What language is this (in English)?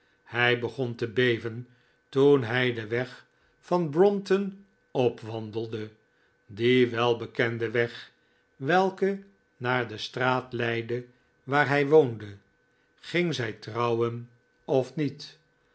Dutch